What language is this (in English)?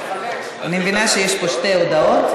Hebrew